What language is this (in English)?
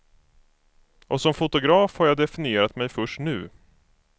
Swedish